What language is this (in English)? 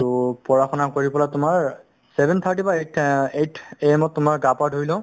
Assamese